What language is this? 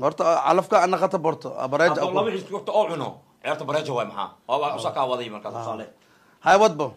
Arabic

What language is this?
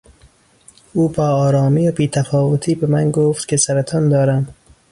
Persian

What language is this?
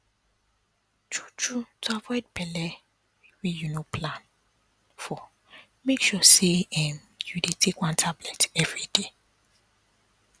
Nigerian Pidgin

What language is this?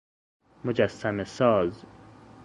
Persian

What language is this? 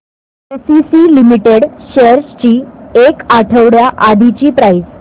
Marathi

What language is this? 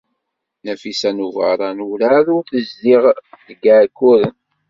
Kabyle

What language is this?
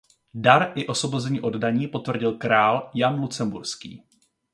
Czech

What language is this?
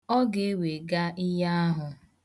Igbo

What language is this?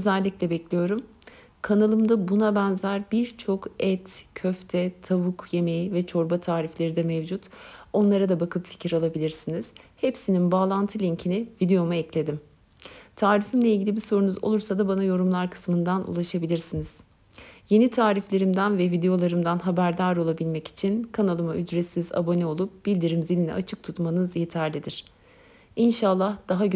Turkish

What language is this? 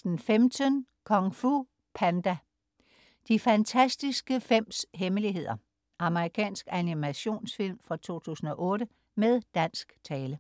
Danish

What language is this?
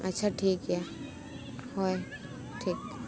Santali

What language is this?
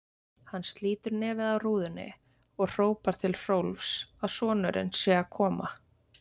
Icelandic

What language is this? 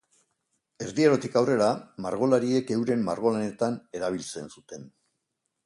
Basque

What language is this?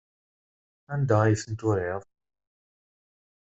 Kabyle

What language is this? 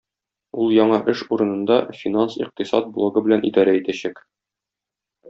Tatar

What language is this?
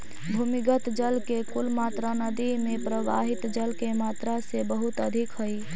Magahi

